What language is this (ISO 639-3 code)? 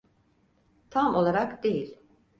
tur